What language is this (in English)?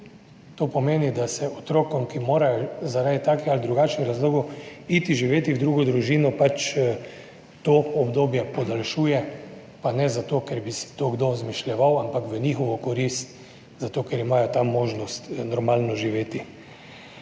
Slovenian